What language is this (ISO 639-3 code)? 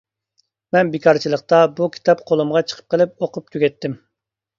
uig